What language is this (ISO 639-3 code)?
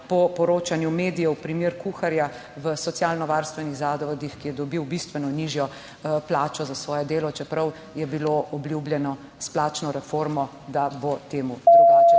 slv